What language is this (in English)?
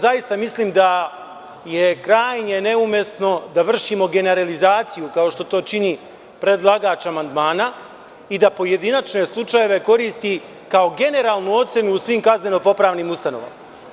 Serbian